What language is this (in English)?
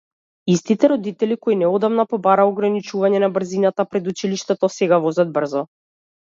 Macedonian